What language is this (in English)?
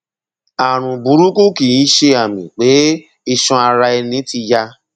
Yoruba